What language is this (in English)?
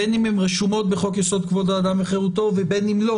Hebrew